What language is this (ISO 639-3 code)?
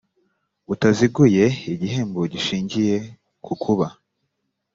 kin